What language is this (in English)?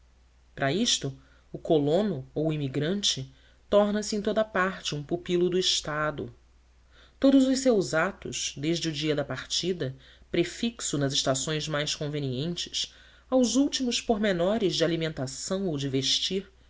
Portuguese